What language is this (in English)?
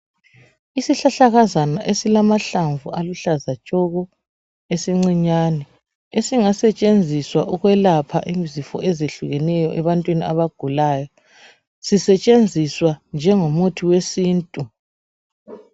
North Ndebele